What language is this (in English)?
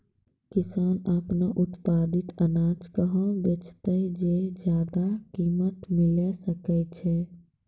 Maithili